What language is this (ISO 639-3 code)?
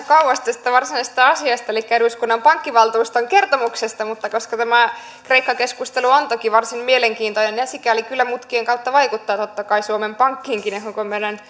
fin